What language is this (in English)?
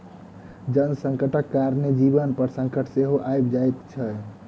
Maithili